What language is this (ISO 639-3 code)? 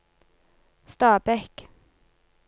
nor